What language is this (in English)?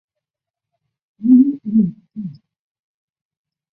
Chinese